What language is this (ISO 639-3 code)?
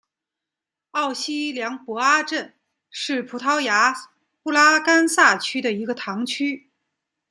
zho